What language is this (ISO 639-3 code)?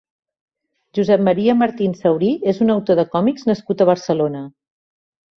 cat